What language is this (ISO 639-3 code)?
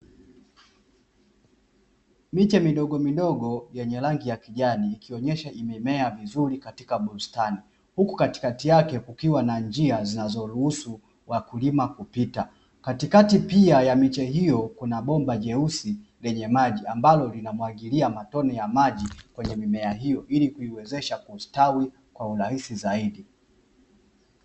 swa